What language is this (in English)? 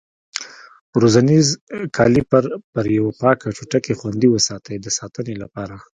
Pashto